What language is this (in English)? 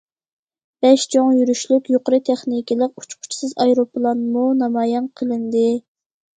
Uyghur